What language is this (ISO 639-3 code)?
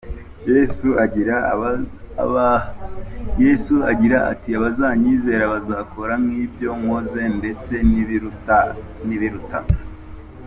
kin